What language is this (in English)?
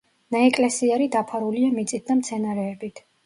Georgian